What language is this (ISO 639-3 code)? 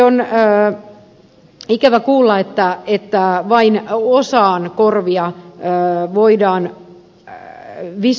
fin